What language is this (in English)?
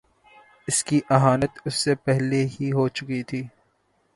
Urdu